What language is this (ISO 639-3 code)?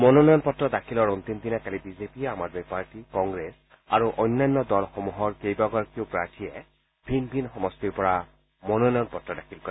asm